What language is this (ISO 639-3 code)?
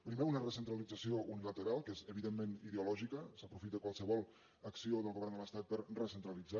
cat